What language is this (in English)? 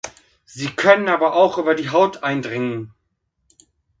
German